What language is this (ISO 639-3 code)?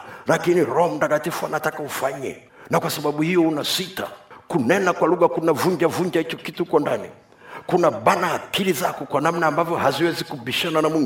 swa